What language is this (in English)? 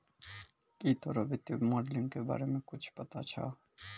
Maithili